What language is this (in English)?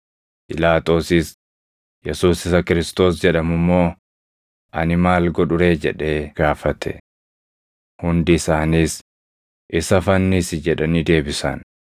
Oromo